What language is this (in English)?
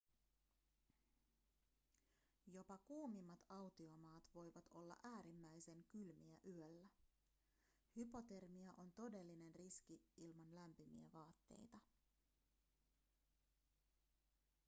Finnish